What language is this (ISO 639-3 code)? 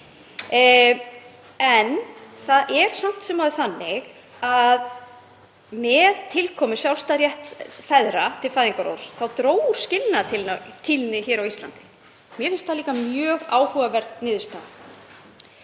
isl